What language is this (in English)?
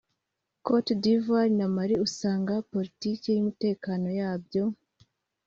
Kinyarwanda